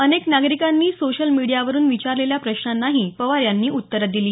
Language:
Marathi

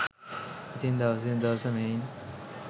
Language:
Sinhala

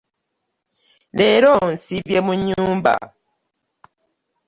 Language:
Ganda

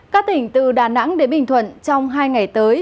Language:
Vietnamese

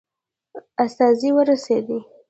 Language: Pashto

